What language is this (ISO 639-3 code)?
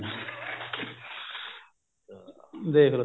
pan